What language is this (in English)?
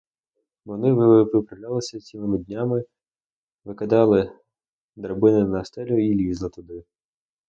Ukrainian